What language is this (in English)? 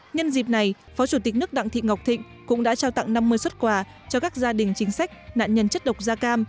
Vietnamese